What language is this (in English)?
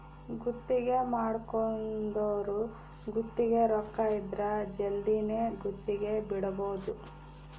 Kannada